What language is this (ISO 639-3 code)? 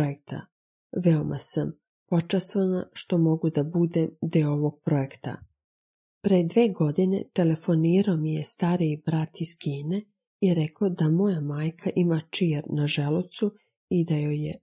hrv